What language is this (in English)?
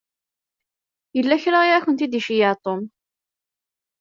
Kabyle